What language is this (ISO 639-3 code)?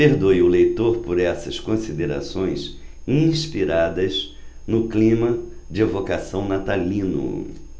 por